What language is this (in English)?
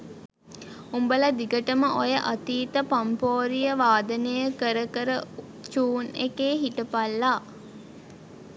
Sinhala